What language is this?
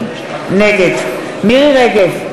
Hebrew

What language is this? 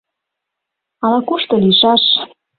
Mari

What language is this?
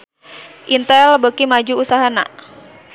Sundanese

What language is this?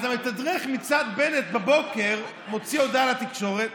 Hebrew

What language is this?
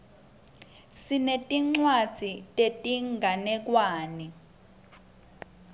Swati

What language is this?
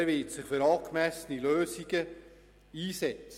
Swiss German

